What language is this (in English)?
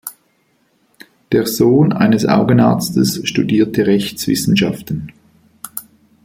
German